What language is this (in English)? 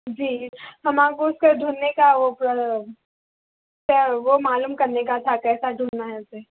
Urdu